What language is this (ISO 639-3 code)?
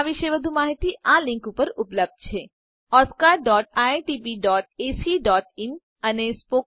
guj